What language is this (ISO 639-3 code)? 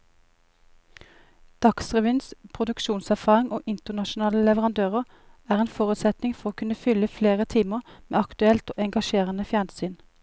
nor